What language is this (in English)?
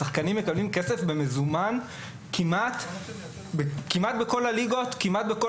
Hebrew